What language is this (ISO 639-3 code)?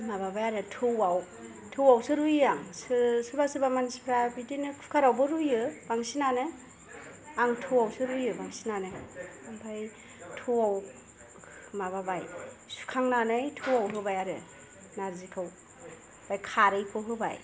brx